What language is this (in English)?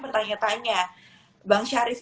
Indonesian